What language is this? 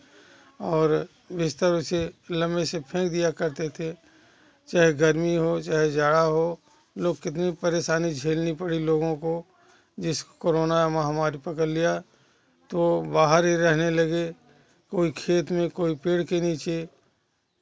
Hindi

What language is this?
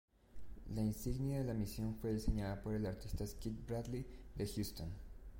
Spanish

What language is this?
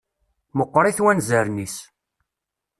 Kabyle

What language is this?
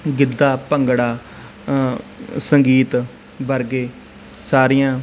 Punjabi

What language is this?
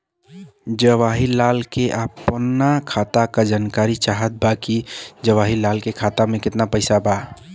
Bhojpuri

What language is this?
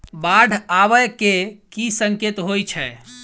Maithili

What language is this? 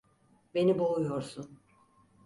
Turkish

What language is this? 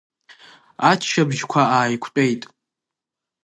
Abkhazian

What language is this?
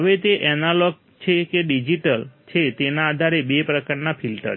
Gujarati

